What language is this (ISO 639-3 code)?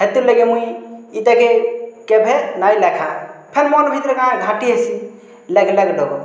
ori